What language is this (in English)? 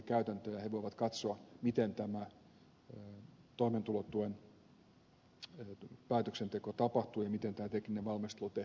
Finnish